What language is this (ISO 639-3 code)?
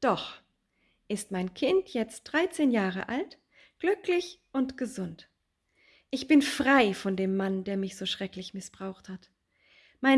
deu